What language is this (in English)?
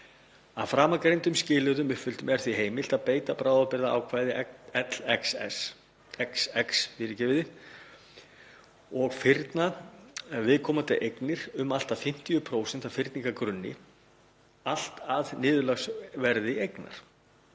Icelandic